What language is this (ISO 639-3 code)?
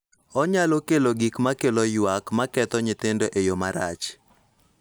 luo